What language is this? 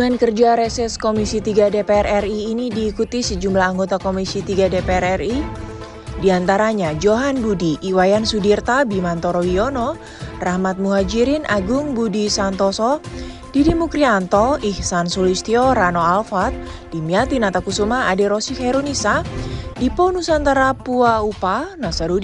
Indonesian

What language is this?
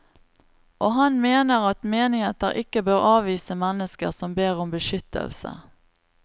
Norwegian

